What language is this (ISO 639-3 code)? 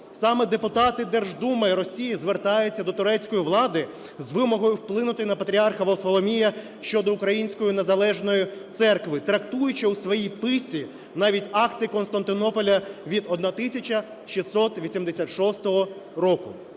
ukr